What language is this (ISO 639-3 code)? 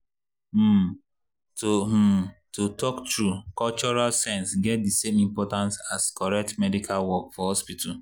pcm